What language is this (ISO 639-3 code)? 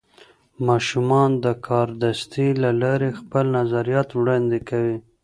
pus